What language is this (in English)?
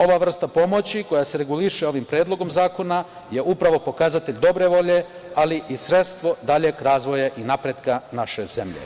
Serbian